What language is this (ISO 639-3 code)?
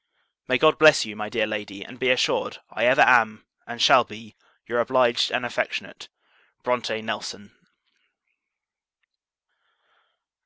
eng